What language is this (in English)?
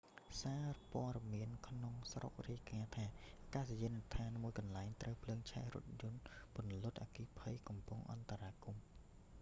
Khmer